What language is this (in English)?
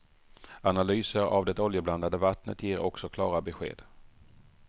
Swedish